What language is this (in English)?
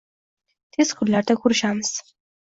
Uzbek